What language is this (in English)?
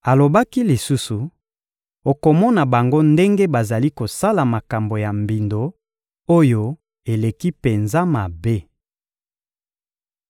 Lingala